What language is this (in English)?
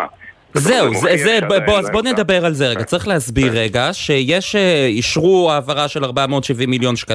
Hebrew